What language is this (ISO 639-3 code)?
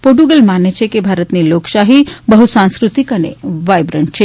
guj